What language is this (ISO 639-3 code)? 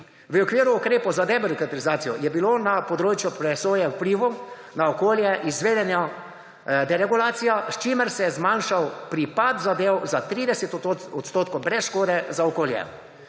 slv